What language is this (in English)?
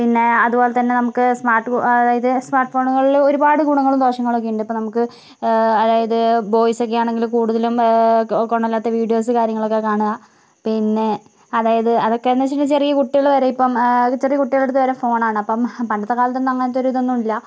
Malayalam